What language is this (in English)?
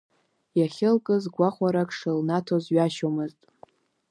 Abkhazian